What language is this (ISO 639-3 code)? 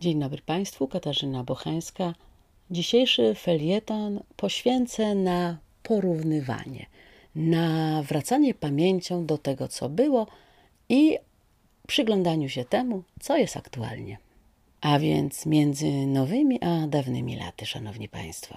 pol